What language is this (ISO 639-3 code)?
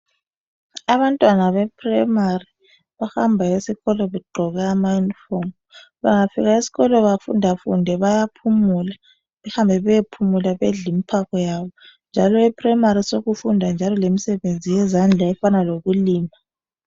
nde